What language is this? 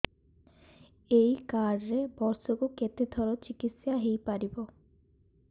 Odia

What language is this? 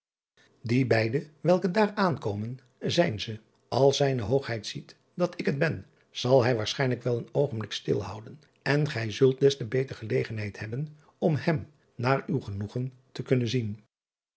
Dutch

